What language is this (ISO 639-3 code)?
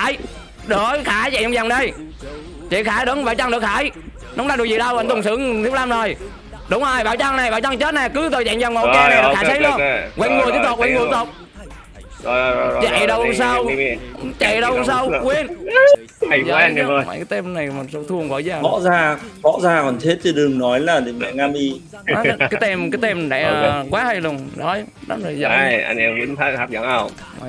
vie